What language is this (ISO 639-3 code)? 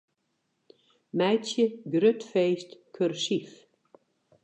fry